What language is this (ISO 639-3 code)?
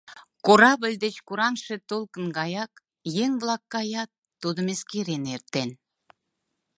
chm